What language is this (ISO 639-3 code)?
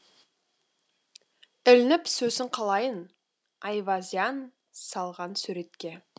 kaz